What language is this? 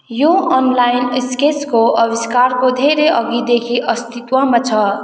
Nepali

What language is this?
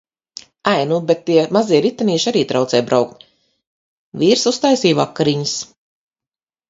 Latvian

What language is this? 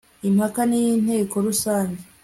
Kinyarwanda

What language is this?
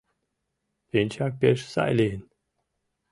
Mari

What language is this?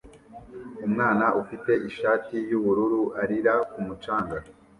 Kinyarwanda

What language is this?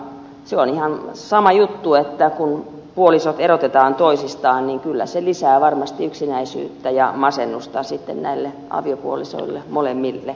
Finnish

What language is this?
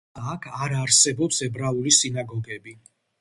Georgian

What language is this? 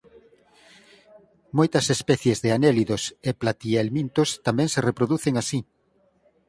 Galician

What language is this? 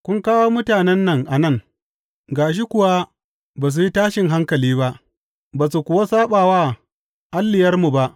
Hausa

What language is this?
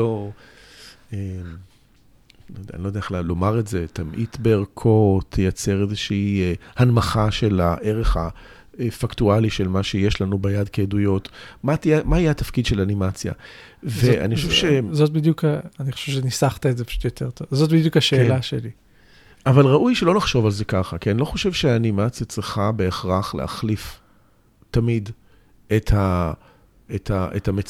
Hebrew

